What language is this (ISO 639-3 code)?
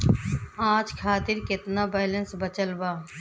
bho